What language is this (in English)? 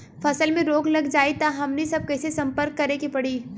Bhojpuri